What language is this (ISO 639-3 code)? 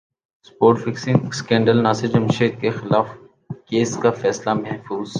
urd